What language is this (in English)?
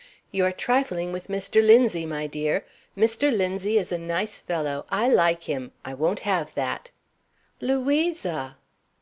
English